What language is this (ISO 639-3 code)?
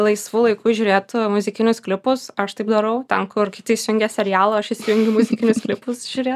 lit